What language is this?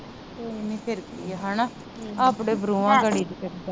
Punjabi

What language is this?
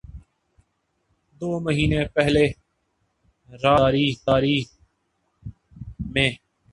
Urdu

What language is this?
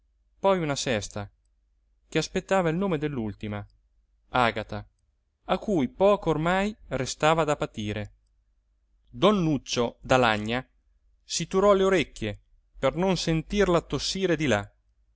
Italian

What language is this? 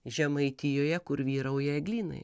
Lithuanian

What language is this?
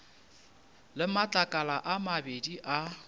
Northern Sotho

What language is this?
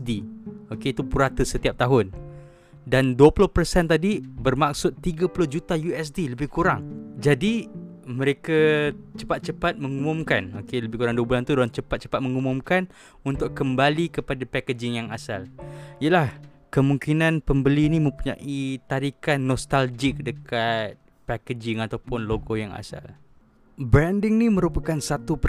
Malay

